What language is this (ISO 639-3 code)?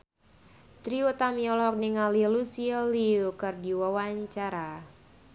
sun